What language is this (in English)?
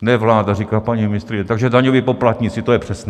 Czech